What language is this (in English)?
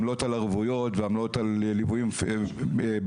Hebrew